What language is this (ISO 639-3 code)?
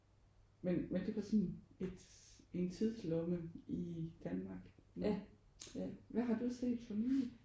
dan